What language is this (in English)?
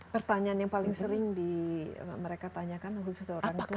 Indonesian